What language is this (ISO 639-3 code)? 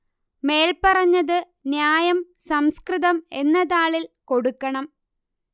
mal